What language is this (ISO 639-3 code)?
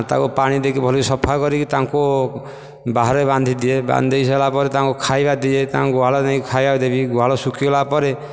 ori